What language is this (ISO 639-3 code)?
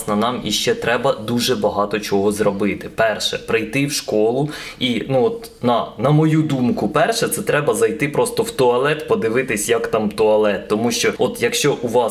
ukr